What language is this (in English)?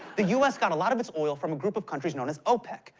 English